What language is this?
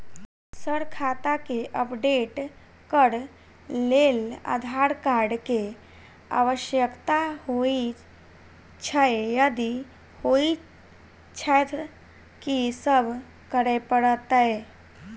Maithili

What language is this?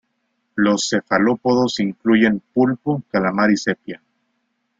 Spanish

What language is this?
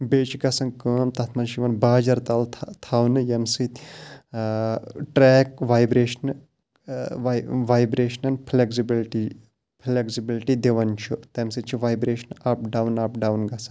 Kashmiri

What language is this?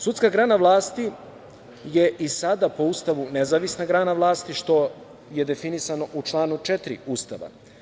Serbian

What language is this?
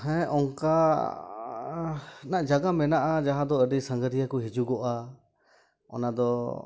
Santali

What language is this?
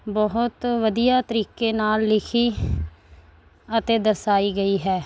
Punjabi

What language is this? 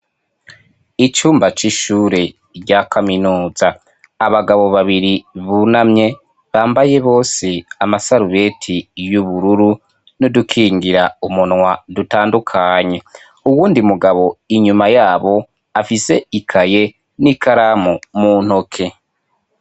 Rundi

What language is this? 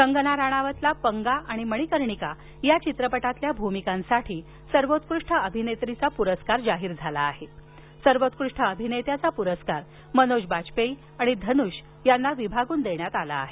Marathi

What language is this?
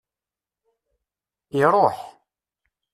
Kabyle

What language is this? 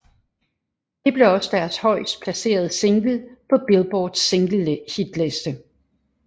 Danish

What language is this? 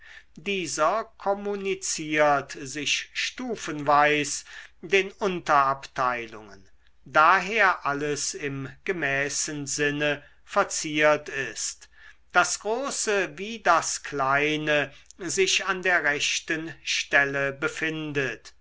German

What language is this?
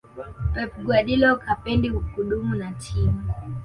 Swahili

